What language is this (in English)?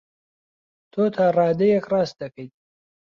Central Kurdish